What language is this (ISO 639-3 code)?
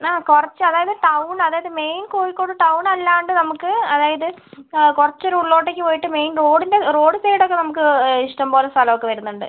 mal